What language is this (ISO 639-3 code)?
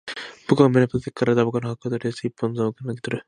jpn